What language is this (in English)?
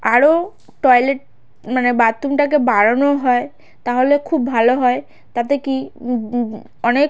Bangla